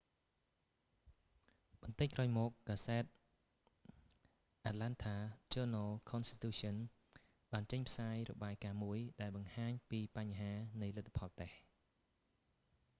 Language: Khmer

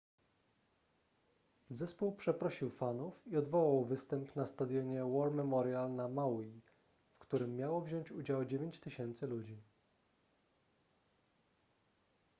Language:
Polish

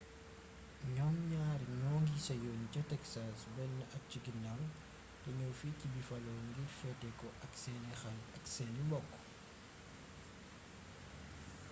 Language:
Wolof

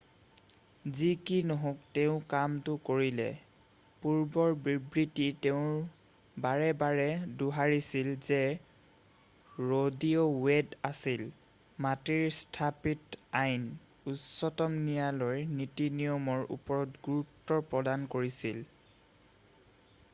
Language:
Assamese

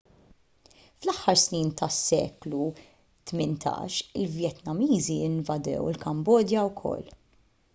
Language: Maltese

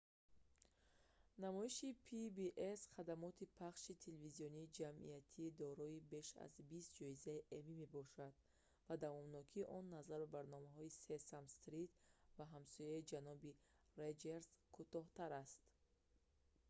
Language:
Tajik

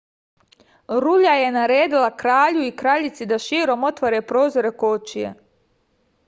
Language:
Serbian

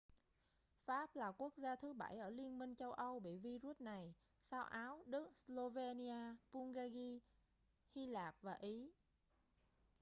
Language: Vietnamese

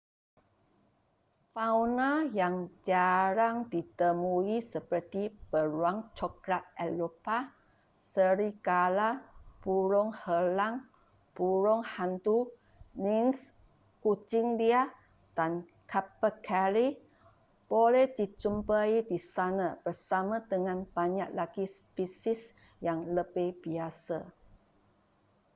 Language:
Malay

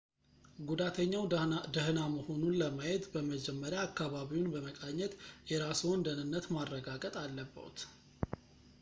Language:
Amharic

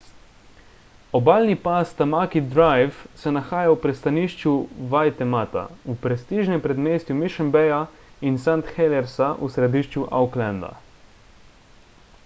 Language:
Slovenian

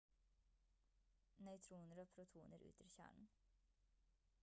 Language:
Norwegian Bokmål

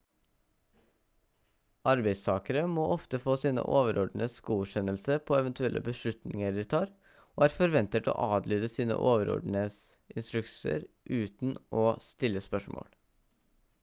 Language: Norwegian Bokmål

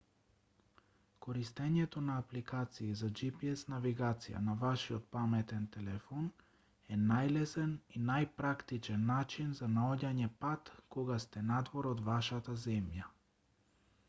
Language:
Macedonian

